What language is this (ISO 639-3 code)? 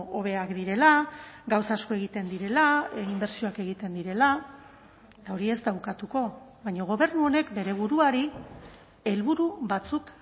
eus